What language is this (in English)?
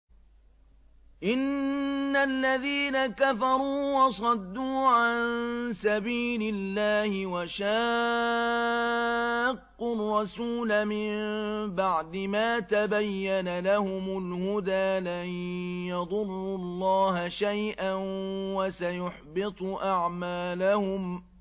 Arabic